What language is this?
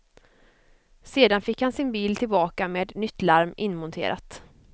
Swedish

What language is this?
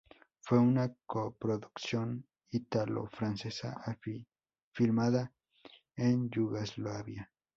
Spanish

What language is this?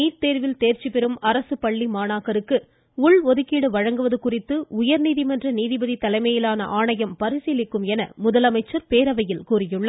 Tamil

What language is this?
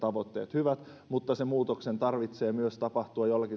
Finnish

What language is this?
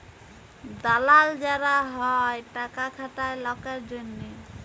Bangla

